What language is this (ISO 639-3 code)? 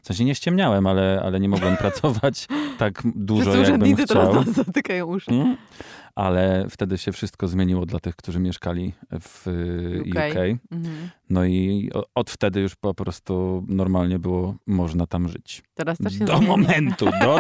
pol